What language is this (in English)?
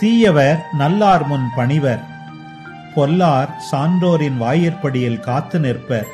Tamil